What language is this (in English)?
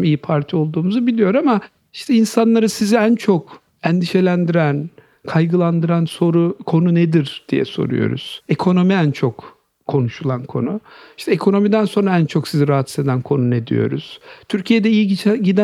Turkish